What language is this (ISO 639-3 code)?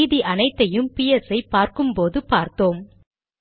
tam